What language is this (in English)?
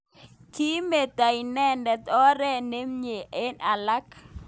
Kalenjin